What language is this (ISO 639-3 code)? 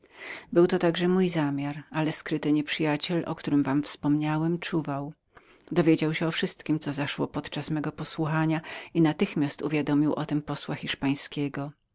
pol